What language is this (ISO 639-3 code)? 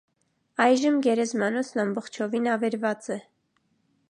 hye